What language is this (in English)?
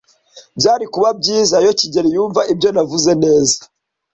Kinyarwanda